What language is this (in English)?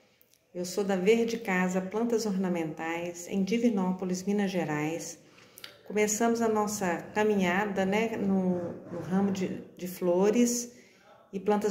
Portuguese